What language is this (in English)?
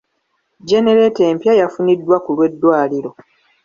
Ganda